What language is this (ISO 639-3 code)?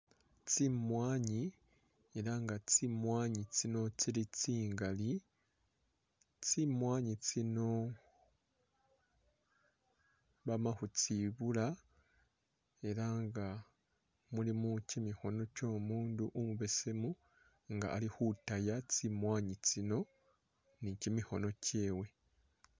myx